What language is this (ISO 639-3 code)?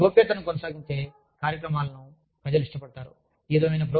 tel